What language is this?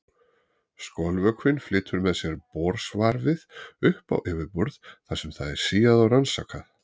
Icelandic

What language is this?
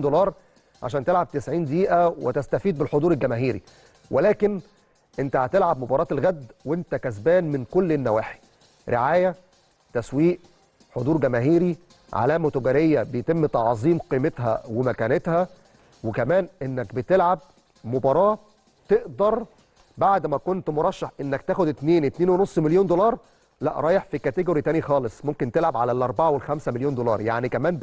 Arabic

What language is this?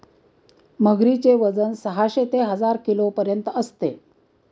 Marathi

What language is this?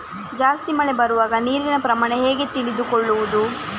Kannada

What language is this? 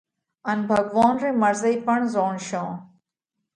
Parkari Koli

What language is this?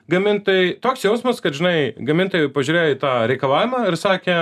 Lithuanian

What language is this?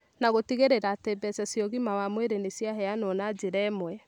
Kikuyu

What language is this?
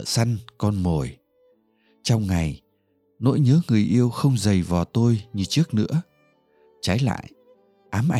Vietnamese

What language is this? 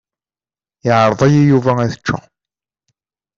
Kabyle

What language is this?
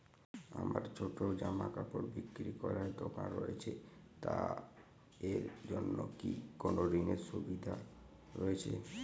Bangla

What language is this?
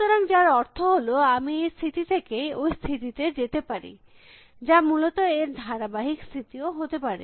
Bangla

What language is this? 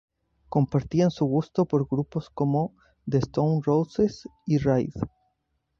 Spanish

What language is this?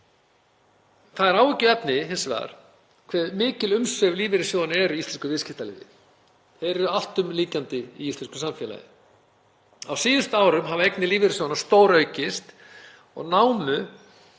Icelandic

